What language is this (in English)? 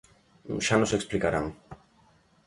Galician